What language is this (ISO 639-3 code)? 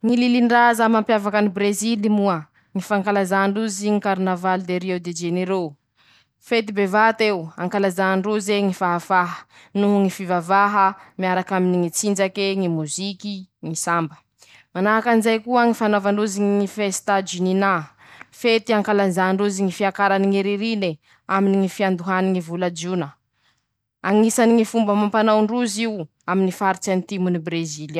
msh